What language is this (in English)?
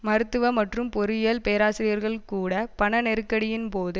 Tamil